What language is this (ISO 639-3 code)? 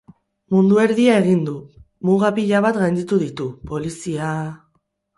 eus